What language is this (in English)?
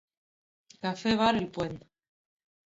Galician